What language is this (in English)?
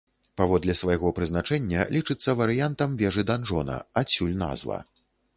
Belarusian